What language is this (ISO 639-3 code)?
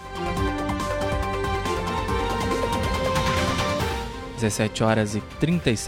por